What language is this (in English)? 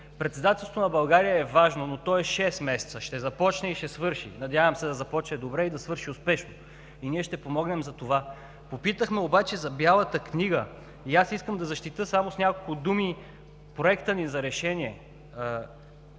Bulgarian